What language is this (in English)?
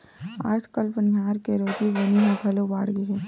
Chhattisgarhi